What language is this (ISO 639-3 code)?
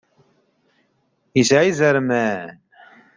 kab